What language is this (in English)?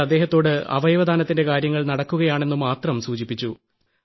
Malayalam